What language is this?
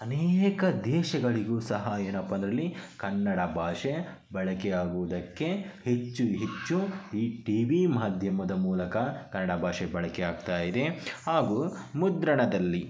Kannada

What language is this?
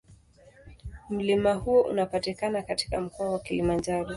Swahili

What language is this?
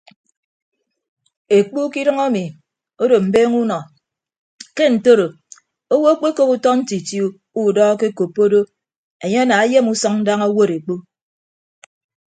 Ibibio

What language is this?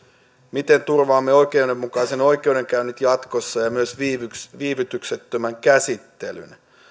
Finnish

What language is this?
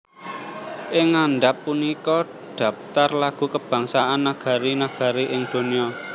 Javanese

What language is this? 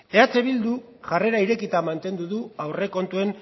Basque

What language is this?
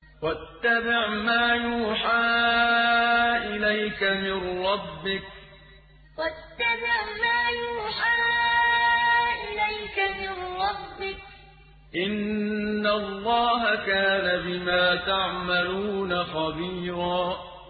Arabic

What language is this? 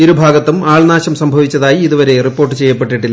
Malayalam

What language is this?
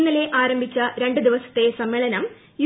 Malayalam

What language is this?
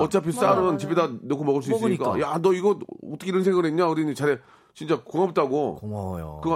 Korean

